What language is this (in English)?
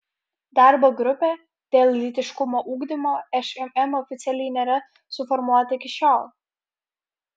Lithuanian